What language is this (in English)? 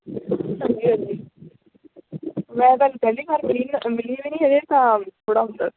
Punjabi